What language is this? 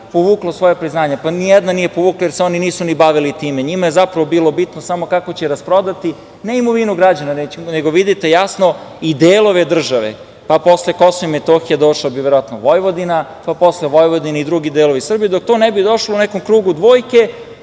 Serbian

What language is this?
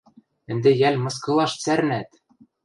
Western Mari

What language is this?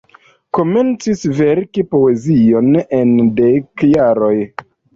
Esperanto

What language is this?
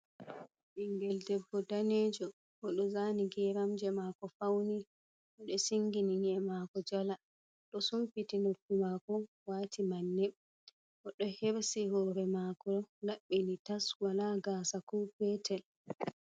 Fula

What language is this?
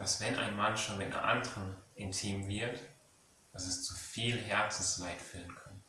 German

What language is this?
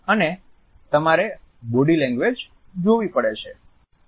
Gujarati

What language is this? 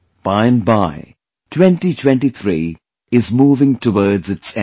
English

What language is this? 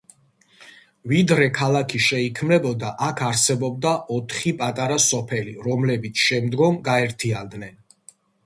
Georgian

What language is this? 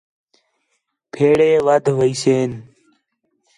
Khetrani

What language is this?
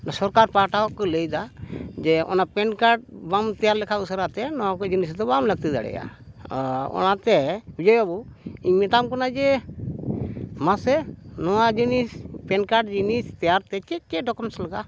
Santali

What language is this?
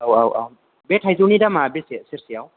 Bodo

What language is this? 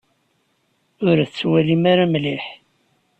Kabyle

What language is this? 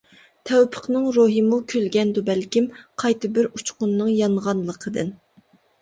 Uyghur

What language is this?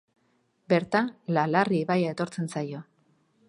Basque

